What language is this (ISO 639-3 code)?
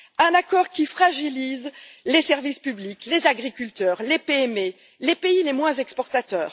fra